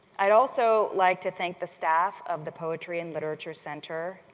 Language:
English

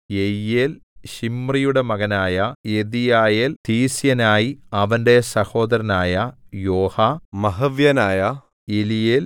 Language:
Malayalam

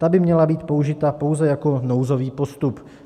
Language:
Czech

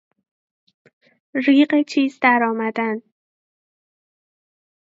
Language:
Persian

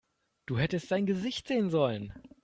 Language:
German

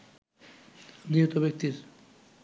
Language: Bangla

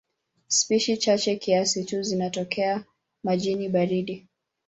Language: Swahili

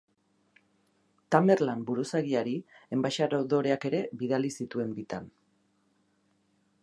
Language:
Basque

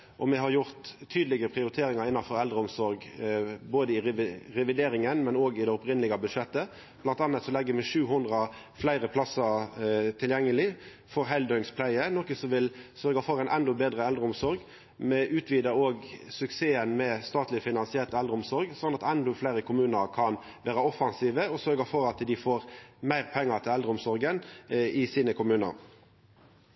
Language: Norwegian Nynorsk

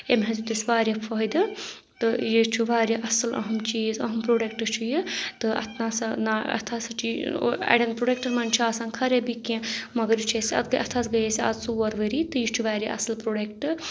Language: Kashmiri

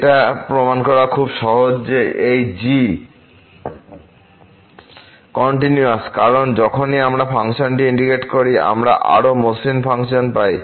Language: Bangla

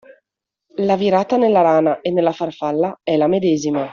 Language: Italian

